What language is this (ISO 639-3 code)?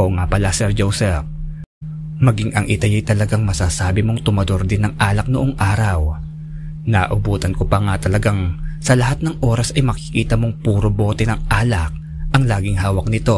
fil